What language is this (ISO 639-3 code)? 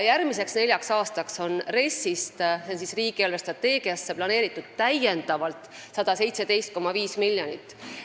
est